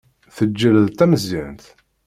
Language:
Kabyle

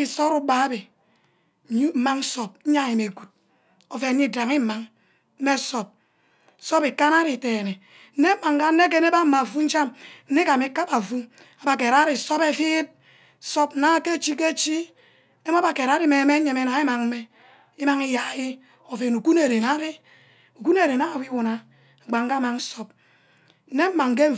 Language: Ubaghara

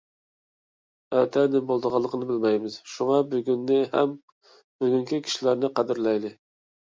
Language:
Uyghur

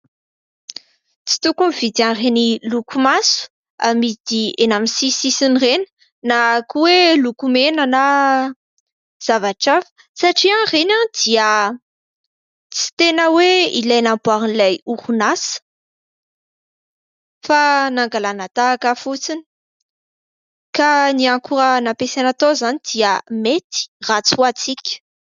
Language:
Malagasy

